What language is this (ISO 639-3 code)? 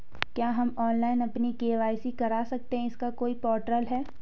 hin